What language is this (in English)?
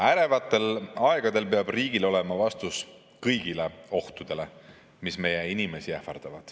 Estonian